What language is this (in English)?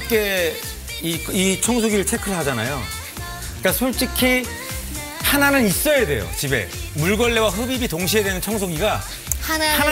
Korean